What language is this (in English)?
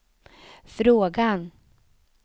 Swedish